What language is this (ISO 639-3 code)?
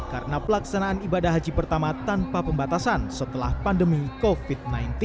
ind